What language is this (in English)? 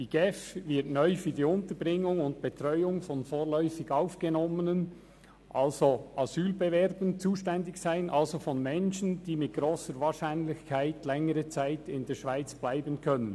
Swiss German